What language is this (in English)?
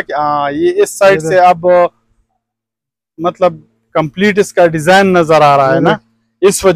Hindi